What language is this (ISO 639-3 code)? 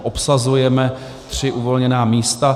ces